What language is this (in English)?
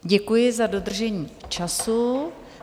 Czech